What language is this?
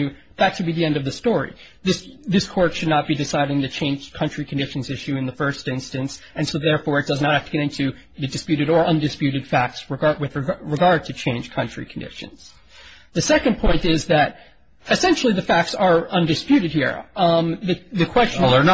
English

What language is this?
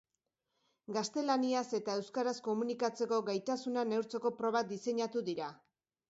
Basque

